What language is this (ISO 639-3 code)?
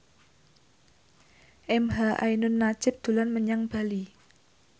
jav